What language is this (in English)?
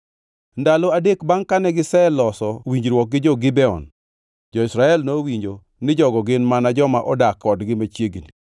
Luo (Kenya and Tanzania)